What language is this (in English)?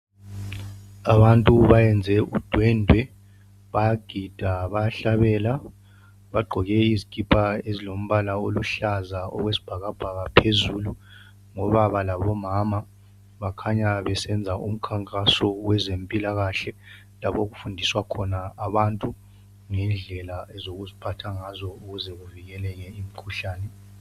North Ndebele